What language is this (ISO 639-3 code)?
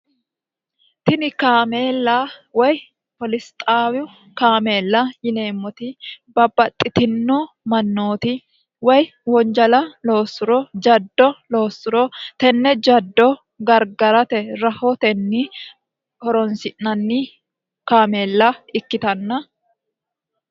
sid